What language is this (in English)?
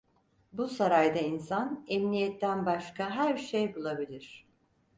Turkish